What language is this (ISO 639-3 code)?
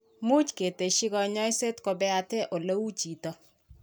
kln